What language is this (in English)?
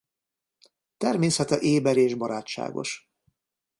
Hungarian